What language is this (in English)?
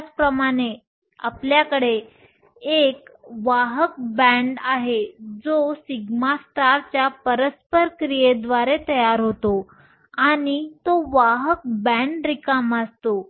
Marathi